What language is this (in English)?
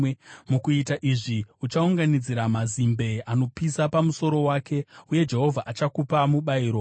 Shona